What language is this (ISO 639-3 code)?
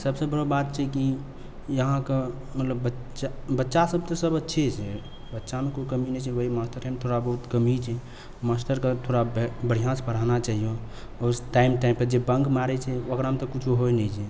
mai